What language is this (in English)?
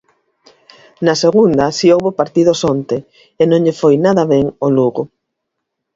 Galician